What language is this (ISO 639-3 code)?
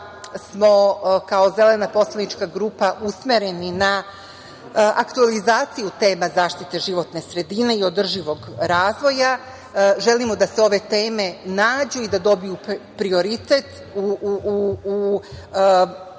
srp